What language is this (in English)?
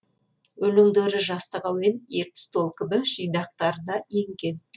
Kazakh